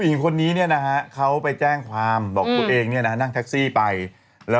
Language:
Thai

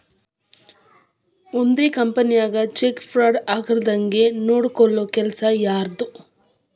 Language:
Kannada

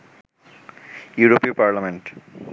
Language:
Bangla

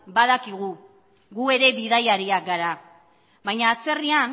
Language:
Basque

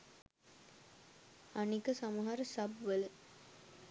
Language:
Sinhala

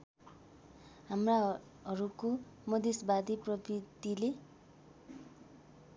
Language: Nepali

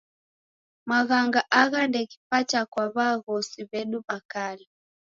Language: Taita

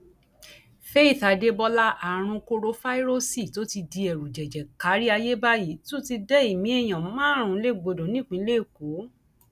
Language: Yoruba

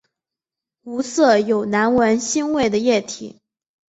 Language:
Chinese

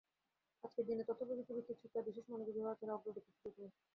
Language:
Bangla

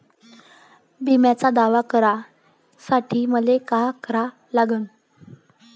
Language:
Marathi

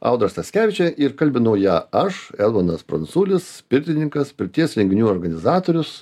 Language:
Lithuanian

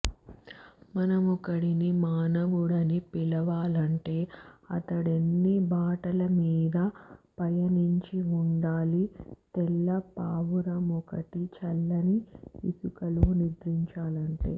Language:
Telugu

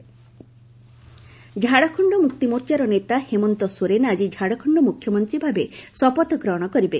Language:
Odia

